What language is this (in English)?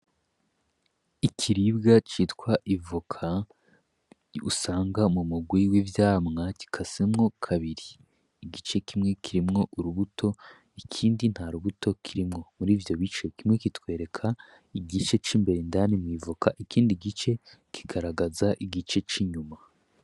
Rundi